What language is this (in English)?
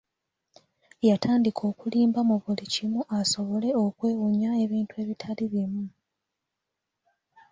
Ganda